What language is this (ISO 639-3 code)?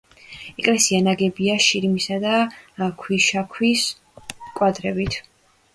kat